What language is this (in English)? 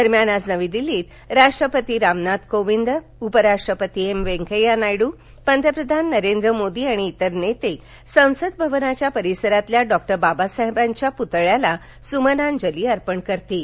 Marathi